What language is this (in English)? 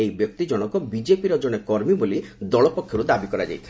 Odia